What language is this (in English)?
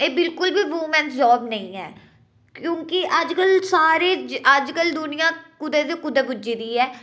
Dogri